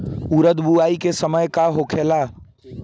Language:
Bhojpuri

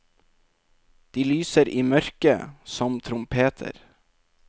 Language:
Norwegian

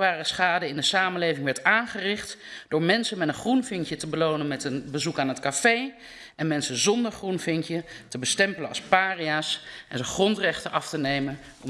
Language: Dutch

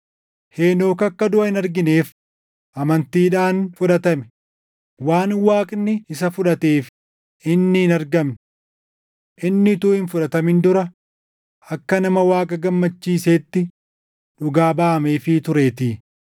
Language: Oromo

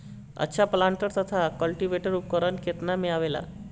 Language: Bhojpuri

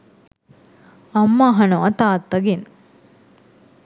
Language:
Sinhala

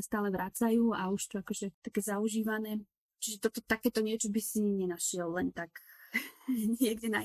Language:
Slovak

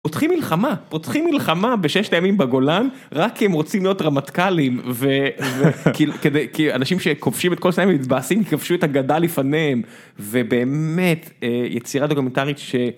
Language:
Hebrew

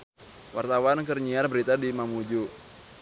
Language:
Sundanese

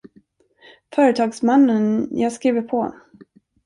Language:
Swedish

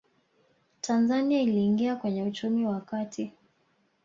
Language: Swahili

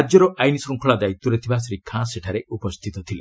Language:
Odia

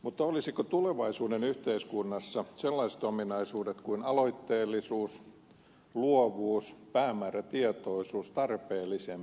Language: Finnish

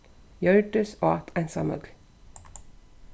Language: Faroese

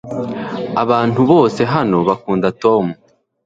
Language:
Kinyarwanda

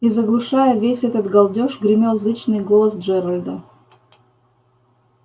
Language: Russian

